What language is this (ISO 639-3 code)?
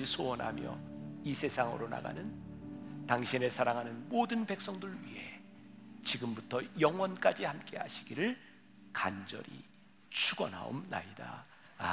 kor